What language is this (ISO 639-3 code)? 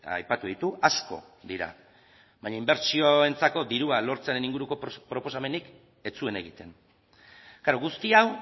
eus